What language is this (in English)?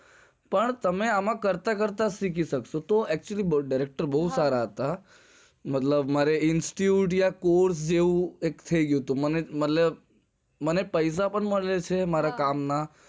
Gujarati